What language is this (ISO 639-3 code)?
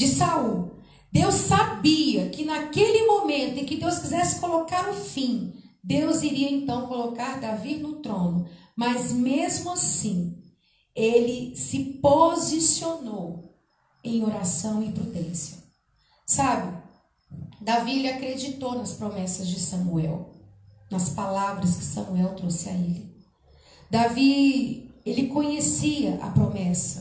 por